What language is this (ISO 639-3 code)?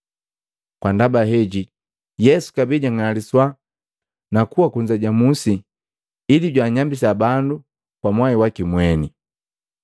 mgv